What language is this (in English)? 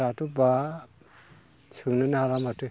Bodo